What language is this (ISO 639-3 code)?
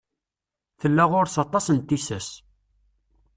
kab